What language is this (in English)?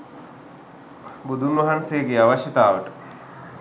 Sinhala